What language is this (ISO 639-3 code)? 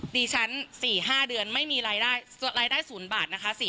tha